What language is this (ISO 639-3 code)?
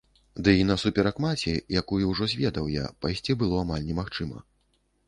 bel